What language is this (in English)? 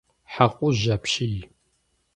Kabardian